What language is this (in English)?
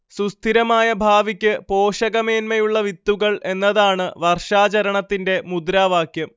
Malayalam